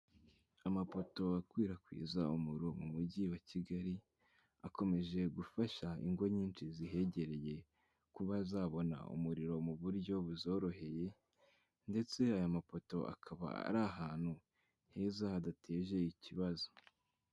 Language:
Kinyarwanda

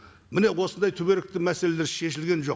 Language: Kazakh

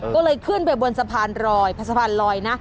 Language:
Thai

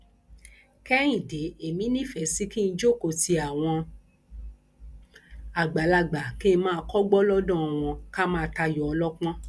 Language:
Yoruba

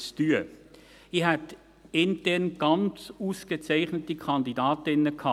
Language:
Swiss German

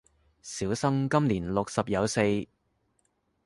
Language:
Cantonese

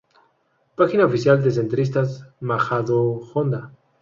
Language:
Spanish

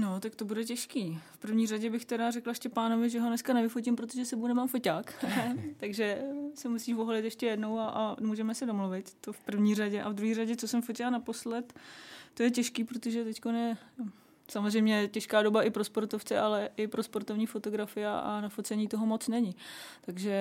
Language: Czech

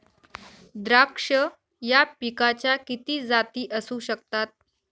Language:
Marathi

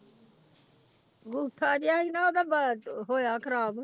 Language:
Punjabi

